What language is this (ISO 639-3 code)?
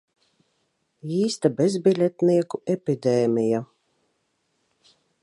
lav